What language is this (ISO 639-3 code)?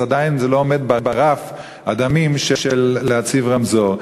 heb